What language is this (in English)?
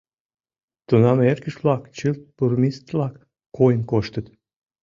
Mari